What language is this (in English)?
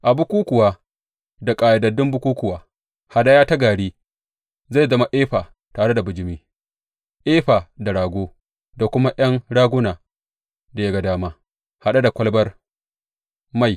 Hausa